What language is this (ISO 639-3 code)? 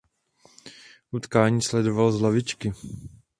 ces